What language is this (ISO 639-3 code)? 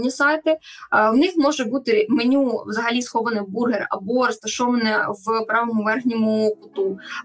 ukr